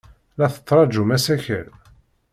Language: Kabyle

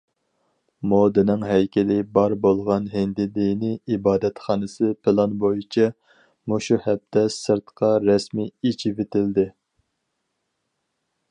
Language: Uyghur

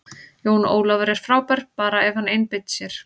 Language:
Icelandic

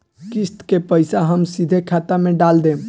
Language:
Bhojpuri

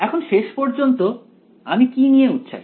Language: Bangla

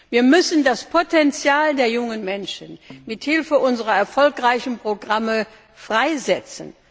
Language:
German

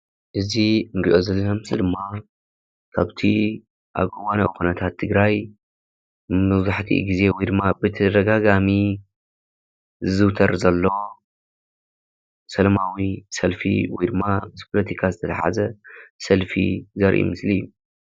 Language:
Tigrinya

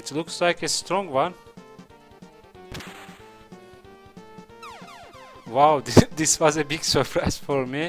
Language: English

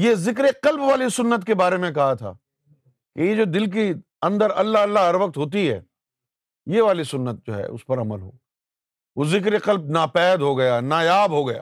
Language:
Urdu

